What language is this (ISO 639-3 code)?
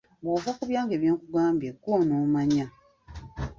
lug